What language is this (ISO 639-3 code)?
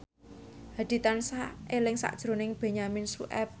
jav